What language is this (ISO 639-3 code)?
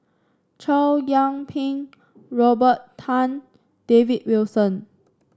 eng